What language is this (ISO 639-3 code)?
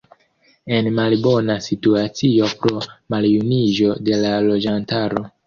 epo